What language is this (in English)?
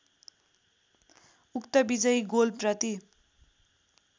Nepali